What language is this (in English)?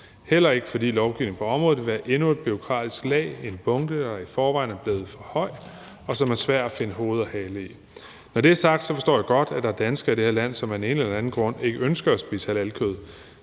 Danish